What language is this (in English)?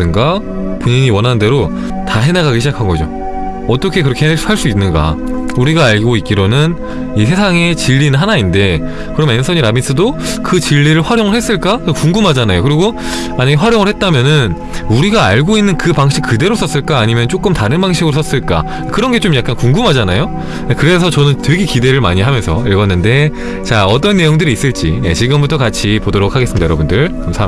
Korean